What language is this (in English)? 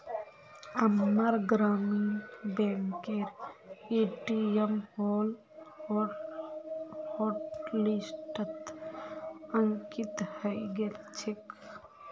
Magahi